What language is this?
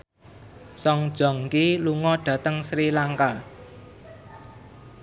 Javanese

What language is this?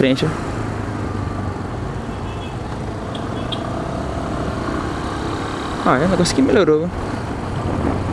Portuguese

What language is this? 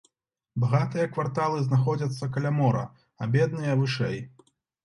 Belarusian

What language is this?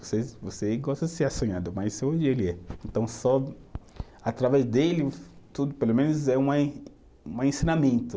Portuguese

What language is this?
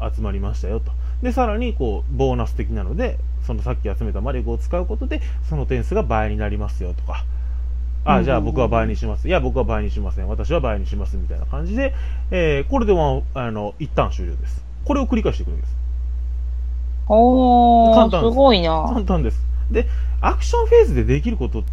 Japanese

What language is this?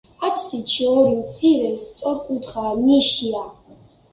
Georgian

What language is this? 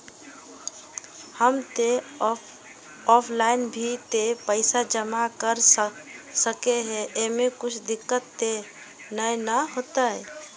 Magahi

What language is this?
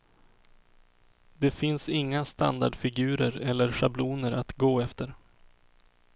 Swedish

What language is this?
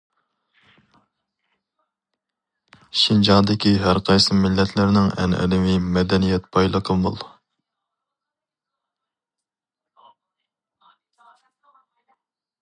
Uyghur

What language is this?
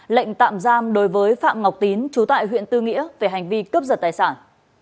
Vietnamese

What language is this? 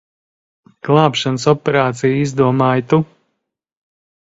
Latvian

